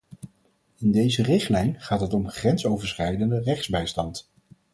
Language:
Dutch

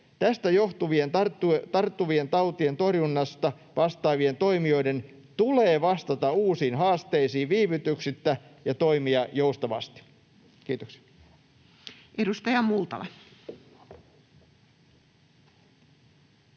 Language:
Finnish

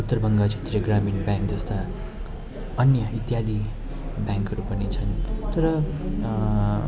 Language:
Nepali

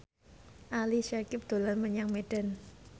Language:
Javanese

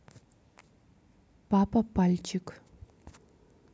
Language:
Russian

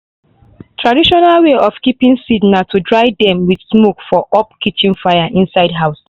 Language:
Nigerian Pidgin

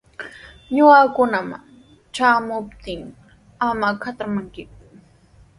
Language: Sihuas Ancash Quechua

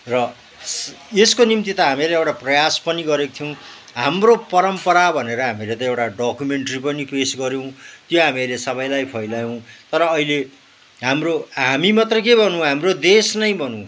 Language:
Nepali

